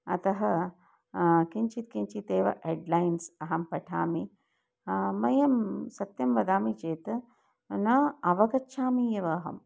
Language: Sanskrit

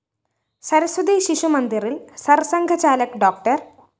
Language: Malayalam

